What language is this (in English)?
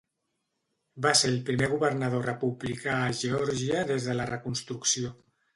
Catalan